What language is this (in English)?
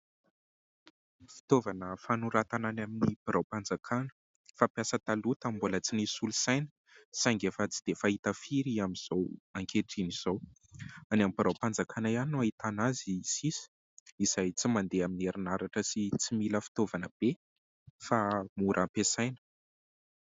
Malagasy